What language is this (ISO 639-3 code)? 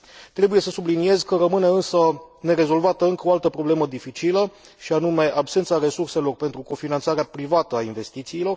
ron